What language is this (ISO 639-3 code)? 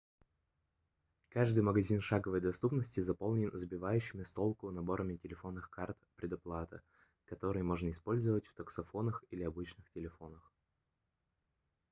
rus